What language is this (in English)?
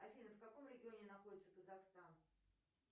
Russian